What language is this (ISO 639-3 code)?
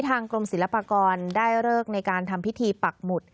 tha